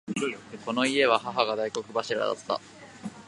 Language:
Japanese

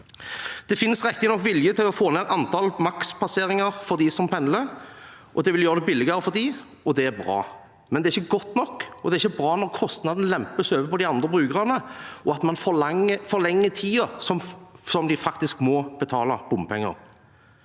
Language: Norwegian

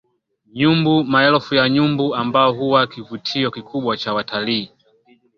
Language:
Swahili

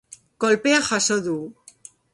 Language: Basque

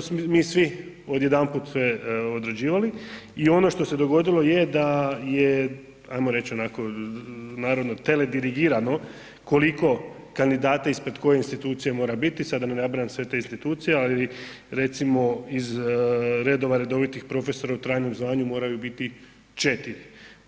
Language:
Croatian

